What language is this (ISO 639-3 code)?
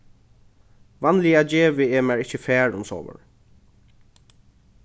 fao